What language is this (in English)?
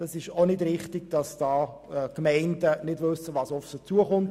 Swiss German